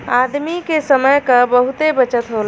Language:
Bhojpuri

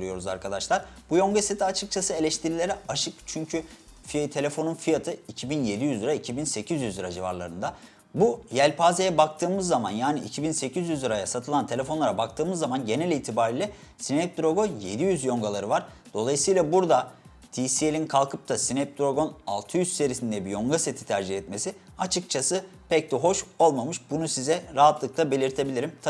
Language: Turkish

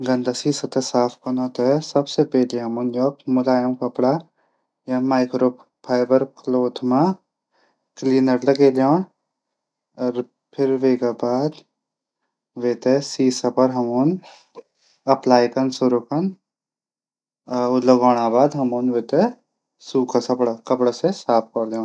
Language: Garhwali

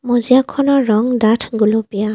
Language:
Assamese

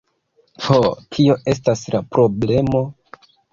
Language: Esperanto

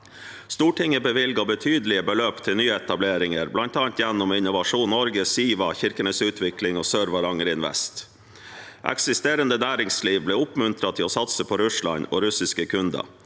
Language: Norwegian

